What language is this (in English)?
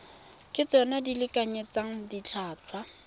Tswana